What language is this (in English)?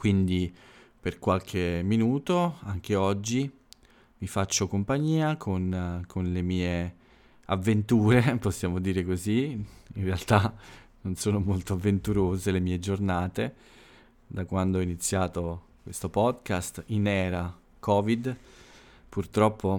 Italian